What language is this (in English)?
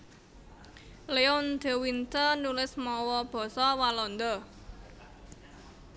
Javanese